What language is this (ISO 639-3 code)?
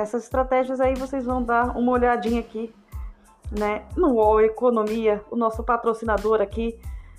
por